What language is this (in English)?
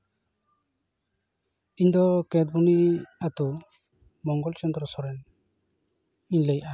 Santali